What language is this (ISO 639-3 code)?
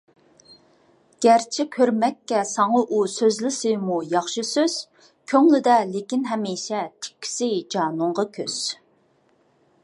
uig